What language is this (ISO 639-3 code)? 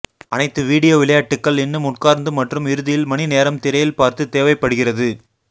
tam